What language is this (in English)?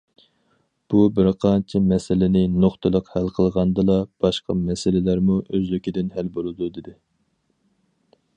Uyghur